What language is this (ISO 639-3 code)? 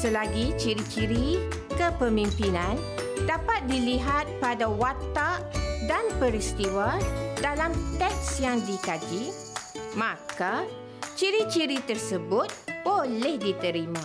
msa